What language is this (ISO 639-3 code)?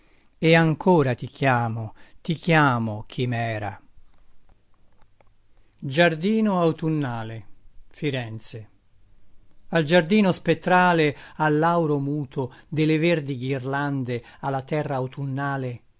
ita